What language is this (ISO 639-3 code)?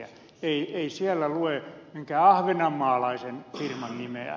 fin